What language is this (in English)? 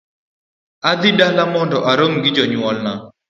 Luo (Kenya and Tanzania)